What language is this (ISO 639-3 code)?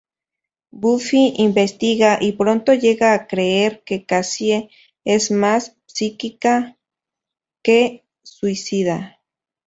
spa